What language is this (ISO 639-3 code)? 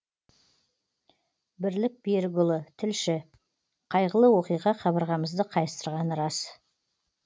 kaz